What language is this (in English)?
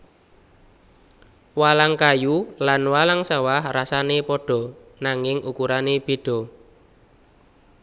Javanese